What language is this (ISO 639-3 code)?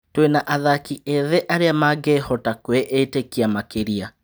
kik